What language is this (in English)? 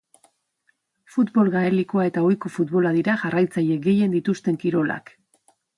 Basque